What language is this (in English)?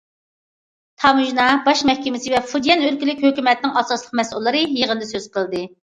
Uyghur